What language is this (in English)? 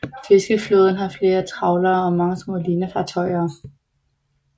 Danish